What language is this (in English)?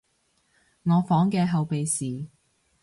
Cantonese